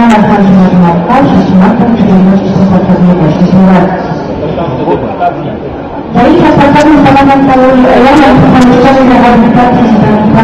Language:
Indonesian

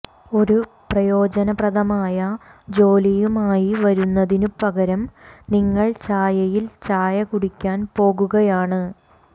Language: Malayalam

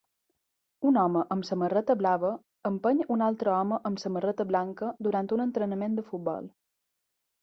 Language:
Catalan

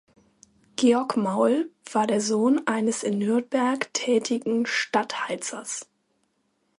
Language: German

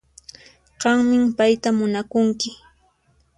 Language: Puno Quechua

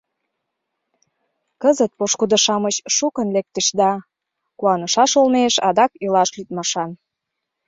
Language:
Mari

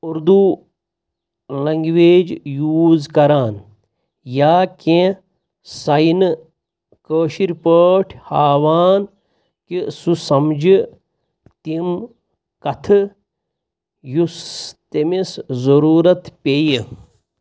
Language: Kashmiri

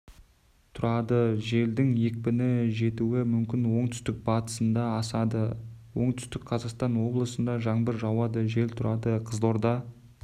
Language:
Kazakh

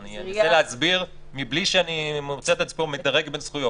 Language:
Hebrew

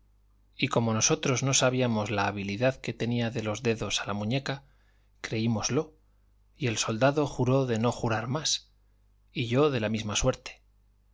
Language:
Spanish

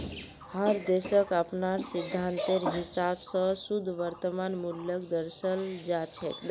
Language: Magahi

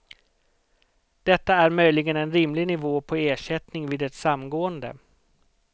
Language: Swedish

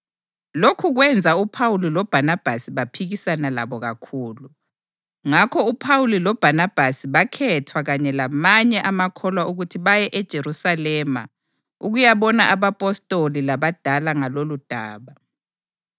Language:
North Ndebele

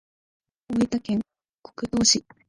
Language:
Japanese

